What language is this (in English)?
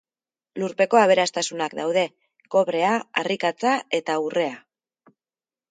Basque